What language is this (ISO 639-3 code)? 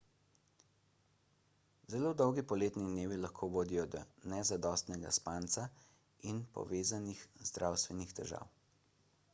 slv